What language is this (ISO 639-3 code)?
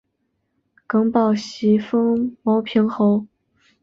zho